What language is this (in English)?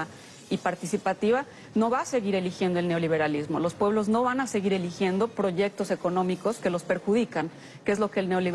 Spanish